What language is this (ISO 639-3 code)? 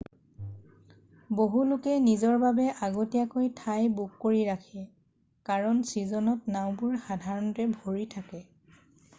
asm